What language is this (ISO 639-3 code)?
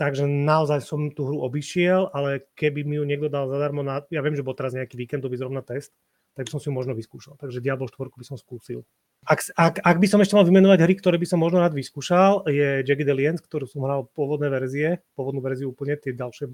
slk